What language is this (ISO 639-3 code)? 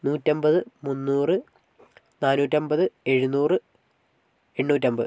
mal